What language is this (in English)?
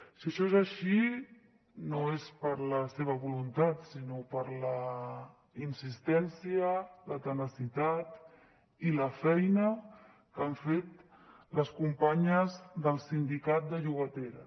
Catalan